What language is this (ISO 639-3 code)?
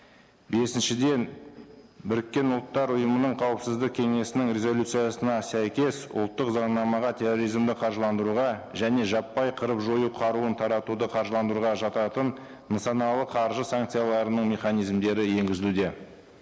kaz